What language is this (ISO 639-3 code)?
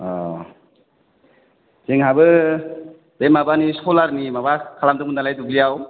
brx